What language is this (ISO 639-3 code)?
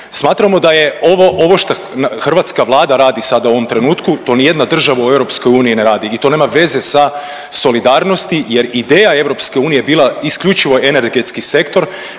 hrv